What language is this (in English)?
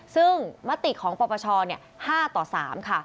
Thai